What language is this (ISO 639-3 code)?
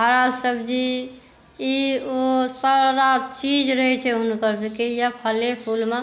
mai